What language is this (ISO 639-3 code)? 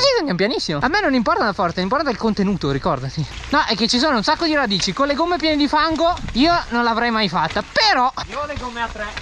ita